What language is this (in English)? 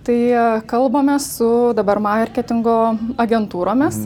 Lithuanian